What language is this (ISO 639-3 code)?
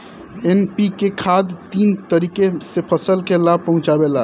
bho